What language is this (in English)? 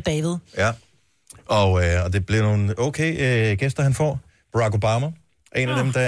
Danish